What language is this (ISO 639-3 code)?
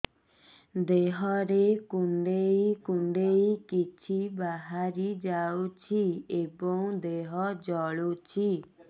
ori